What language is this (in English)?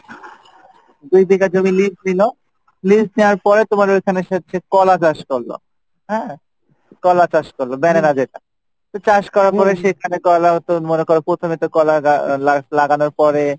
Bangla